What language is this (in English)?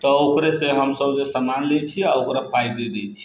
Maithili